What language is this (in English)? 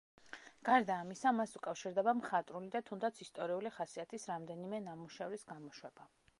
Georgian